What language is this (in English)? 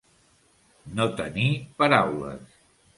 Catalan